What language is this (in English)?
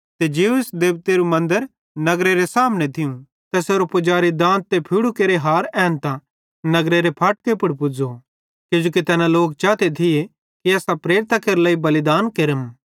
Bhadrawahi